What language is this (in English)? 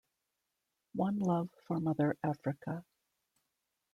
English